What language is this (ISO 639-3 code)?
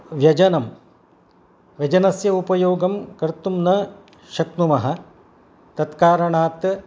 san